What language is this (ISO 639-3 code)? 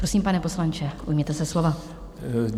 ces